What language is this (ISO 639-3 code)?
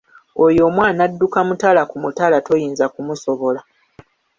lug